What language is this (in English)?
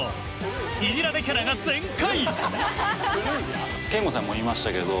Japanese